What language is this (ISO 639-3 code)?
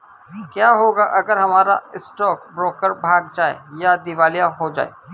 hin